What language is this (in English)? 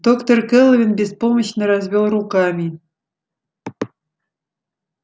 Russian